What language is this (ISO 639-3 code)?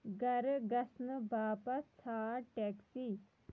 kas